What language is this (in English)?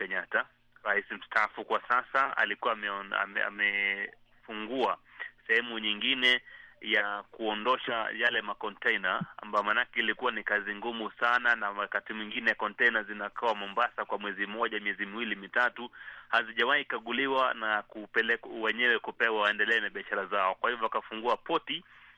Swahili